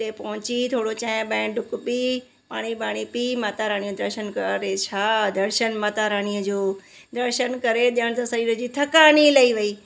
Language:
Sindhi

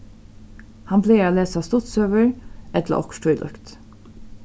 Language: Faroese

